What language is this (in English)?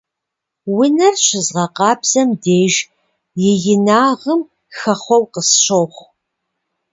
Kabardian